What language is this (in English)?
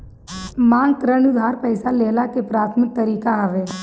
Bhojpuri